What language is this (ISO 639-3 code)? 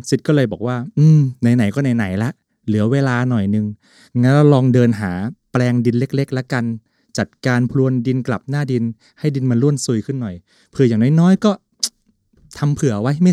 tha